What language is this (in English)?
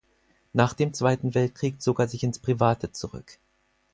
German